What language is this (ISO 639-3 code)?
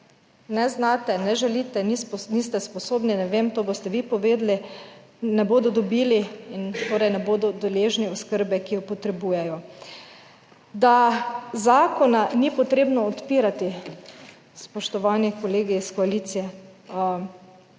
slv